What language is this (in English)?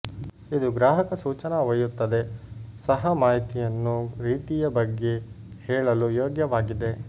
Kannada